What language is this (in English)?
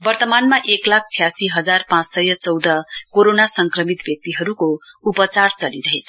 Nepali